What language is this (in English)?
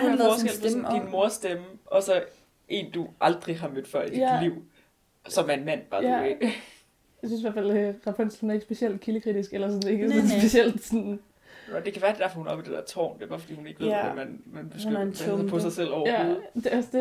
Danish